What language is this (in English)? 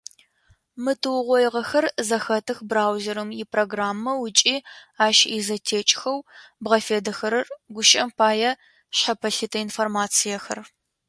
Adyghe